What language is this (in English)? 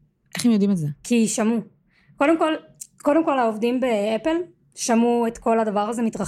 Hebrew